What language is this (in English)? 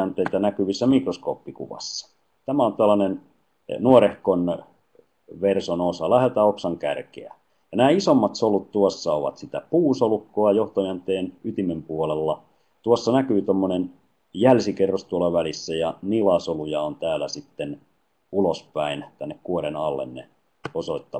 Finnish